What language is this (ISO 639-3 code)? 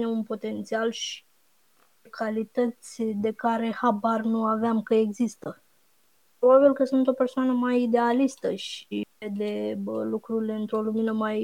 ron